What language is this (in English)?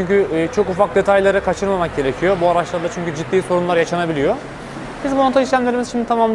Turkish